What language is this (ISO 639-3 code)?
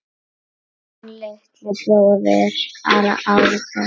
isl